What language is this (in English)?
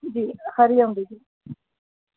Sindhi